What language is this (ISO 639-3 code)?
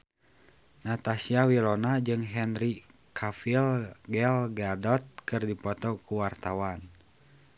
sun